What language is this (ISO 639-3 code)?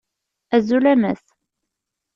kab